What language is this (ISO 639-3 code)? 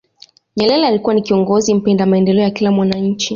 swa